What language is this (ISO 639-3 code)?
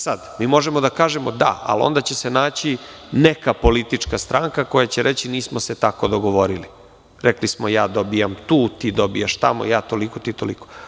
srp